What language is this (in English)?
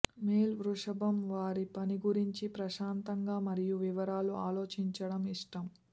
Telugu